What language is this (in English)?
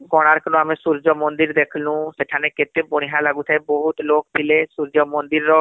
Odia